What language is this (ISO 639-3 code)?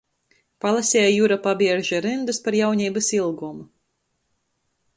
ltg